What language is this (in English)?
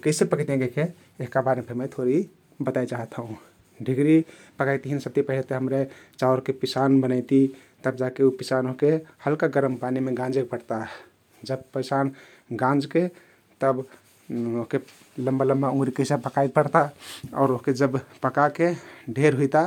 Kathoriya Tharu